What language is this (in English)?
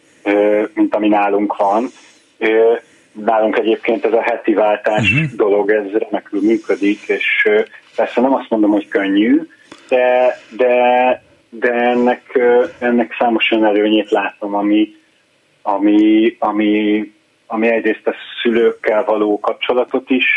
Hungarian